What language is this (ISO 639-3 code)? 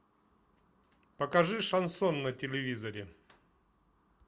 rus